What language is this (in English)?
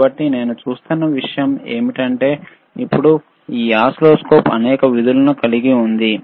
Telugu